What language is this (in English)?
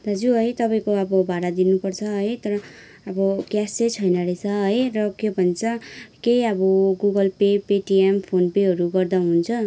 Nepali